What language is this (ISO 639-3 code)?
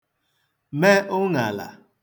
ibo